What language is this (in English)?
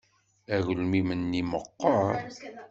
Kabyle